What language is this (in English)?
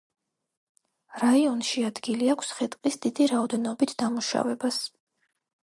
Georgian